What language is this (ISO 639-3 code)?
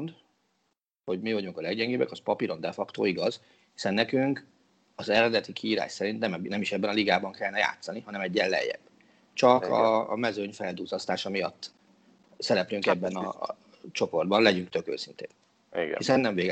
hun